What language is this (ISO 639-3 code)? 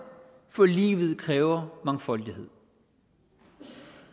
dan